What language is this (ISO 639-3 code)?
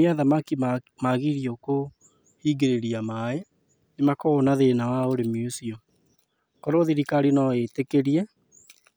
kik